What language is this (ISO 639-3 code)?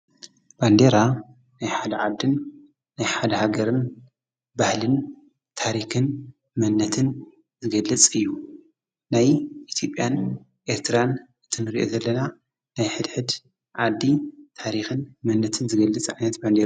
tir